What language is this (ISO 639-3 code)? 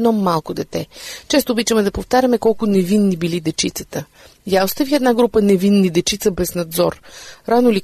bul